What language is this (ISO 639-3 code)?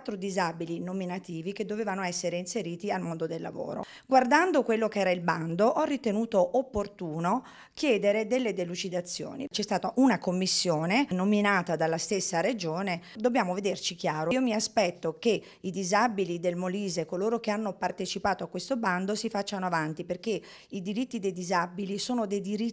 ita